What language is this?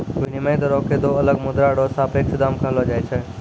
Maithili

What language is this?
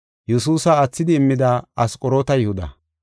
Gofa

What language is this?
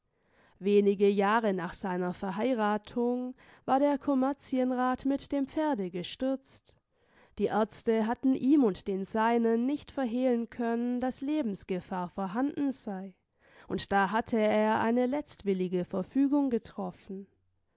German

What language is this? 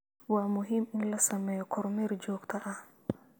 Somali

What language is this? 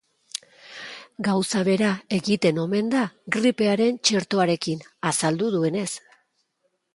Basque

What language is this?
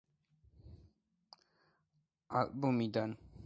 Georgian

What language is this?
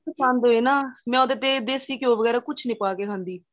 Punjabi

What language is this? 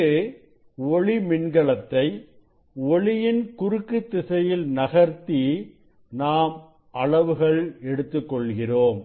Tamil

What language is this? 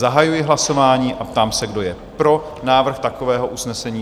Czech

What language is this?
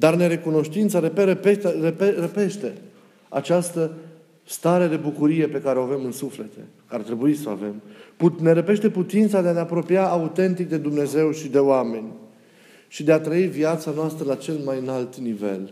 Romanian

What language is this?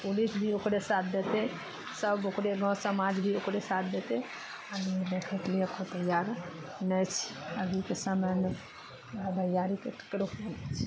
Maithili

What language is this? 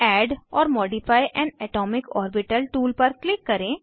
Hindi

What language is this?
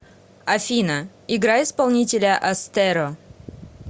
Russian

